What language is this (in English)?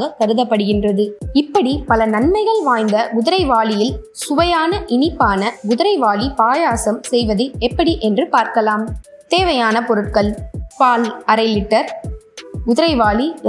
Tamil